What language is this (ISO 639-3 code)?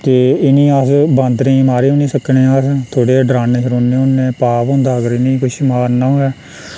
doi